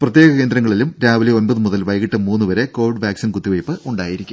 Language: Malayalam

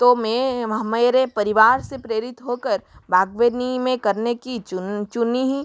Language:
Hindi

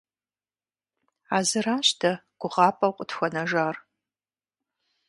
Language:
Kabardian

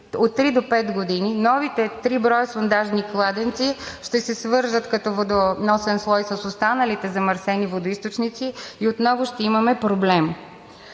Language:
Bulgarian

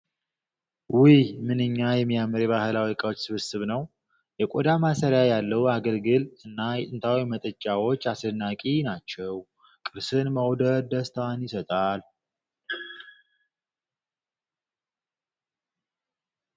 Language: Amharic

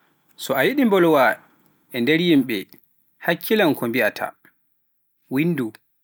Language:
Pular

